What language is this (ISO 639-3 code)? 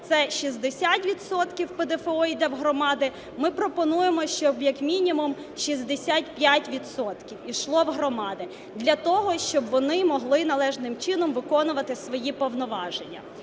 ukr